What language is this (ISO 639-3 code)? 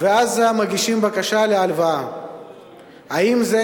heb